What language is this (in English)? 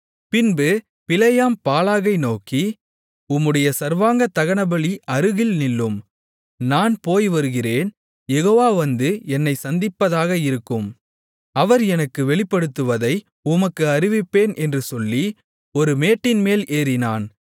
Tamil